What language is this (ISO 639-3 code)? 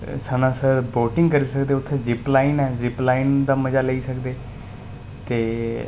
doi